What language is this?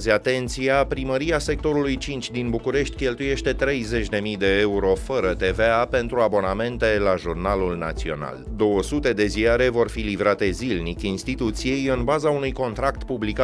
Romanian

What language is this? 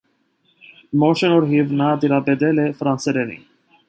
Armenian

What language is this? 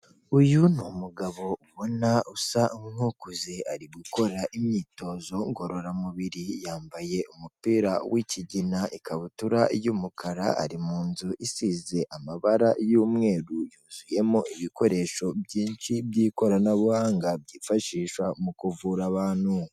Kinyarwanda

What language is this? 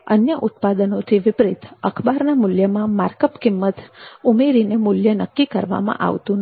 Gujarati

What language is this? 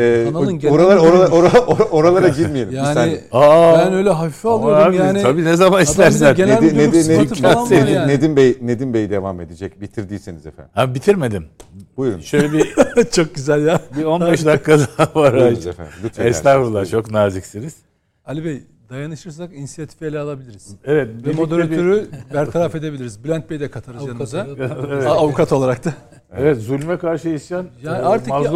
Turkish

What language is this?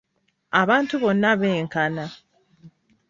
Ganda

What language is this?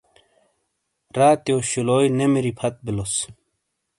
Shina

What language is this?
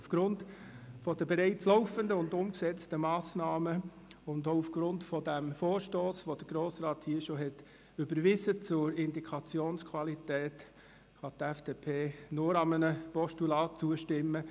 Swiss German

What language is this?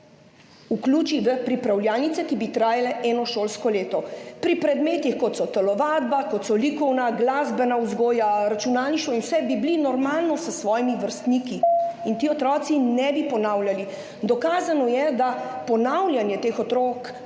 Slovenian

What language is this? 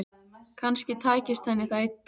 Icelandic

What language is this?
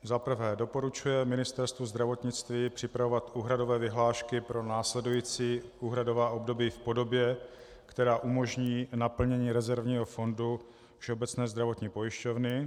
Czech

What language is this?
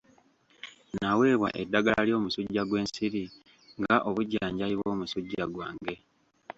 Ganda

